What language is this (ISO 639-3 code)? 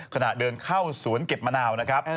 tha